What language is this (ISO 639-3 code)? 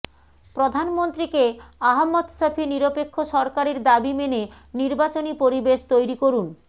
ben